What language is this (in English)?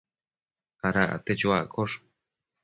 Matsés